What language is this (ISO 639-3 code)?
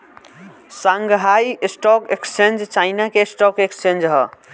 bho